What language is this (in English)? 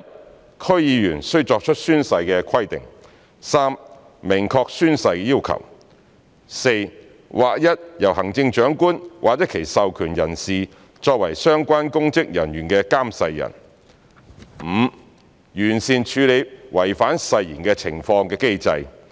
Cantonese